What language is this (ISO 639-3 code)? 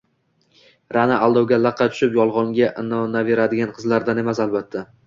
uzb